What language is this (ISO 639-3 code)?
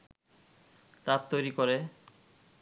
ben